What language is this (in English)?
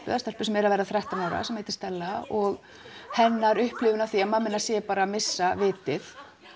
Icelandic